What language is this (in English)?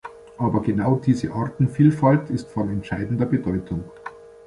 German